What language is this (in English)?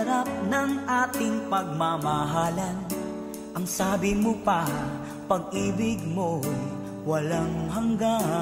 Filipino